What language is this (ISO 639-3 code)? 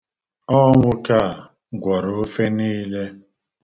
ibo